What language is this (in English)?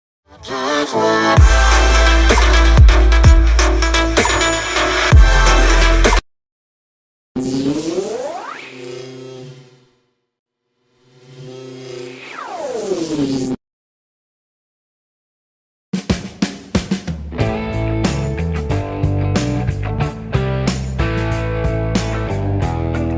Indonesian